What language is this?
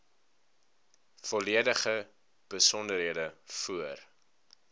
Afrikaans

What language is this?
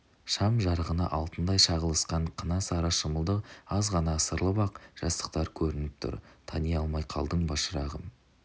Kazakh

